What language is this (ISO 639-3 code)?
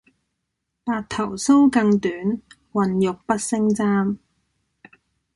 yue